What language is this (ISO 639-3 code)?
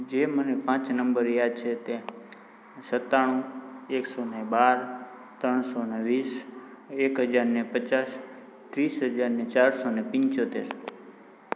guj